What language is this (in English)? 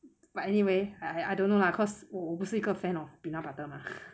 English